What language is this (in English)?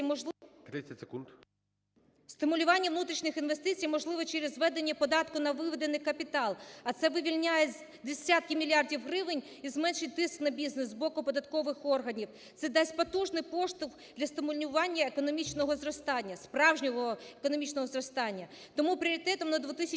Ukrainian